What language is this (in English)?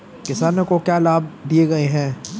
Hindi